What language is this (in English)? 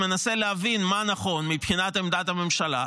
Hebrew